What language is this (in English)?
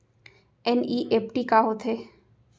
Chhattisgarhi